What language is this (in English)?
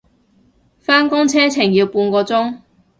Cantonese